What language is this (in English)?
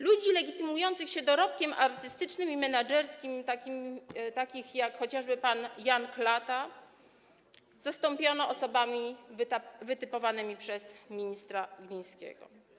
Polish